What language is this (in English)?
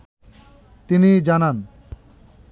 Bangla